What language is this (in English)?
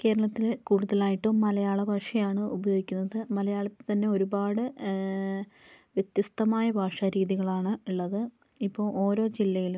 Malayalam